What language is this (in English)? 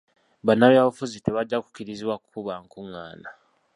Ganda